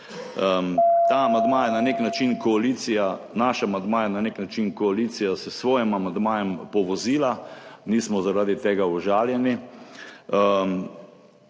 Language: Slovenian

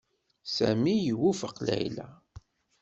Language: Kabyle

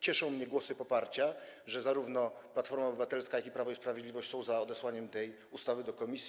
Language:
Polish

